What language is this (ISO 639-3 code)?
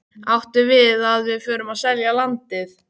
isl